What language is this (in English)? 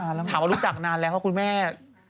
Thai